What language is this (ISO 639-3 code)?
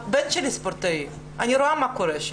heb